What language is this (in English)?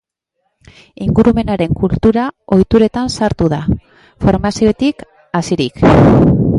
Basque